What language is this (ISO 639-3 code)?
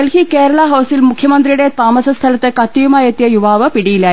mal